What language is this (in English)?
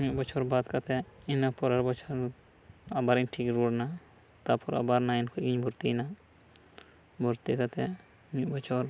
Santali